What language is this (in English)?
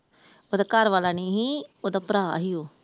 Punjabi